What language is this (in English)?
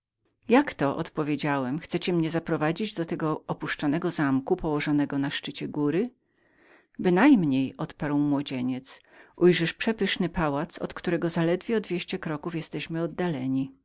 Polish